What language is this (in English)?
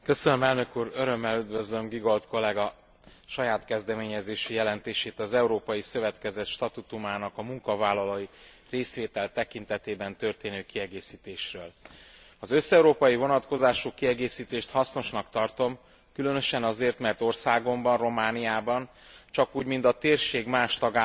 Hungarian